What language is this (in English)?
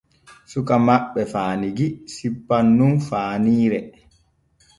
Borgu Fulfulde